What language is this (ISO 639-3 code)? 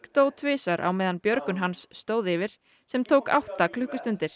isl